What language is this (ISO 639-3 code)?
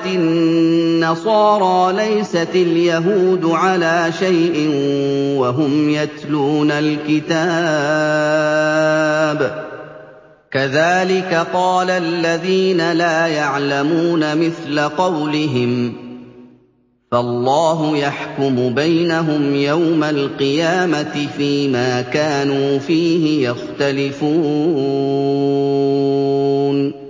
ara